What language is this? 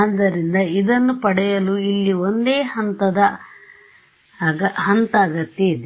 Kannada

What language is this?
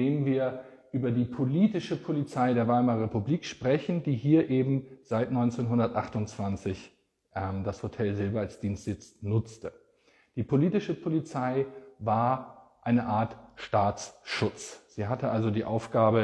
German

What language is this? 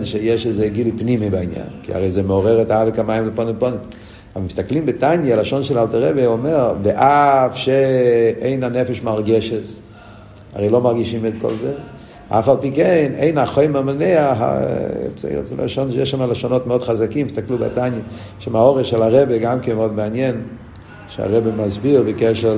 Hebrew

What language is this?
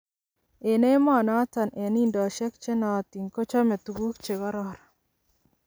Kalenjin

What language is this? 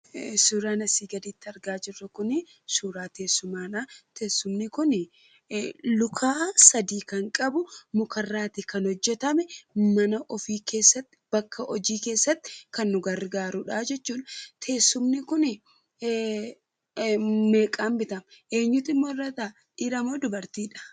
Oromo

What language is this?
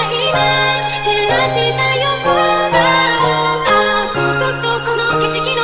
Japanese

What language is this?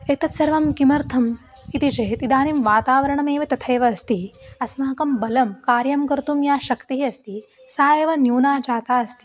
Sanskrit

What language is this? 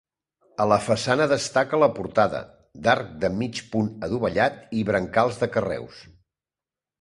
Catalan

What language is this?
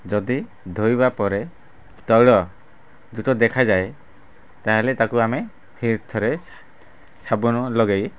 Odia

